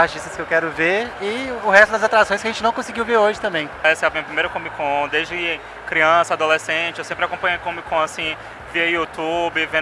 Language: Portuguese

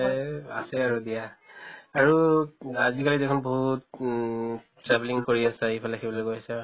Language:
Assamese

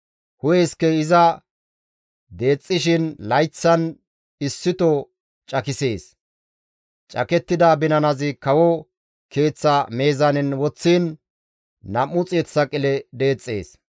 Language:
Gamo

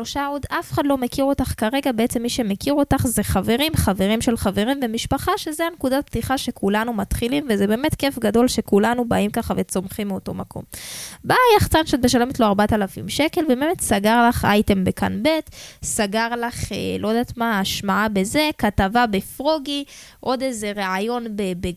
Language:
Hebrew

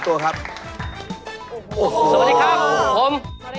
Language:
Thai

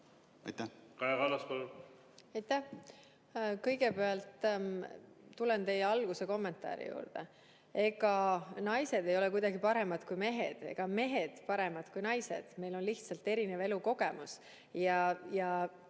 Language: Estonian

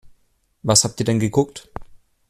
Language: German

